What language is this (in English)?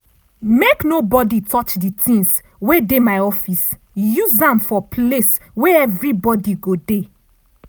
Nigerian Pidgin